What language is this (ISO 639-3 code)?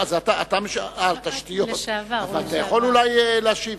heb